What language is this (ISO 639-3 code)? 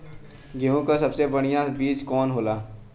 bho